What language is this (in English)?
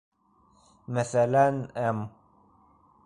Bashkir